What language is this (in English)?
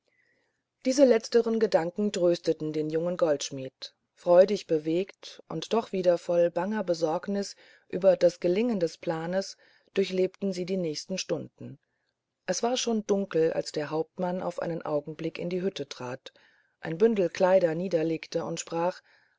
German